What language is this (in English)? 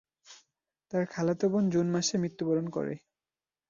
Bangla